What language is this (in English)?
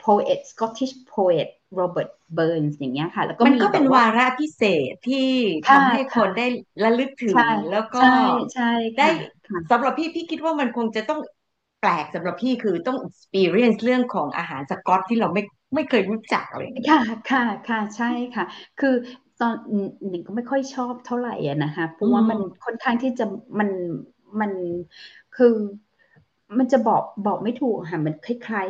Thai